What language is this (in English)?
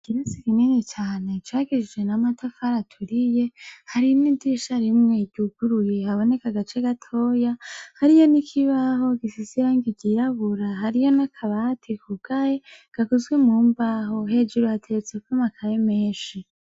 Rundi